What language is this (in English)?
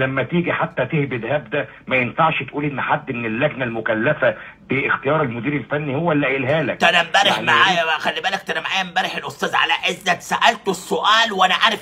Arabic